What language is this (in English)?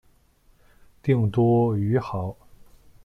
Chinese